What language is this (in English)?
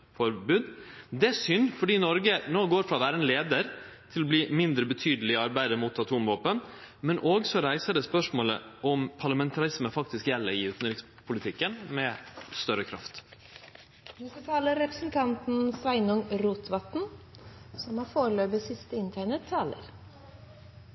Norwegian Nynorsk